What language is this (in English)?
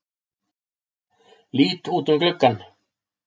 Icelandic